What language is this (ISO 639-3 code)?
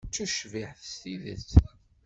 kab